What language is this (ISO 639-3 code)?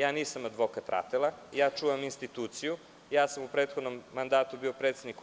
srp